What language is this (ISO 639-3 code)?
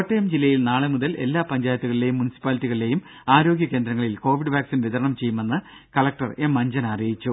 mal